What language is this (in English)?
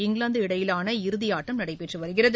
Tamil